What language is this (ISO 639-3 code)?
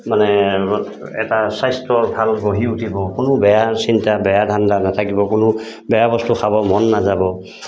asm